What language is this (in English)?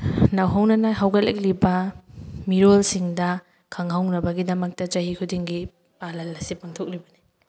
Manipuri